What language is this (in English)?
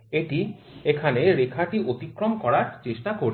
Bangla